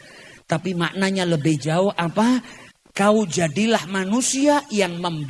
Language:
Indonesian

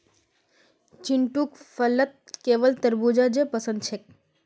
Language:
Magahi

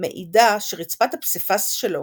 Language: Hebrew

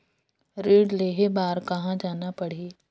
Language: Chhattisgarhi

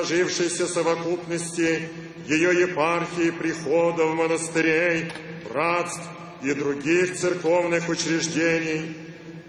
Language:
Russian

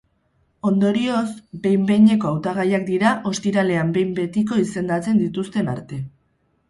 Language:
Basque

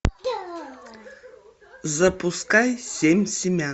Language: Russian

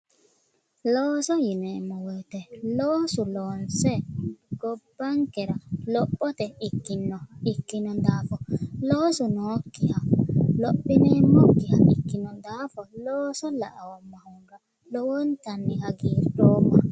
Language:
Sidamo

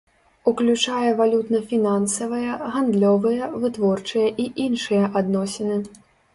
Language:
Belarusian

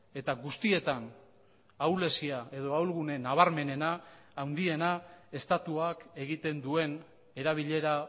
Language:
Basque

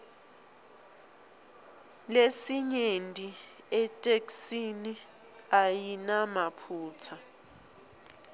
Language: Swati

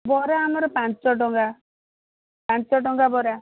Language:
Odia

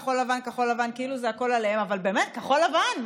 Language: Hebrew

